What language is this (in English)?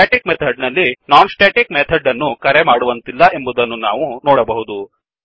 Kannada